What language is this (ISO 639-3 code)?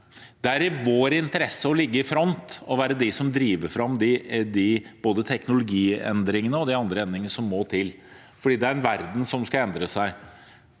nor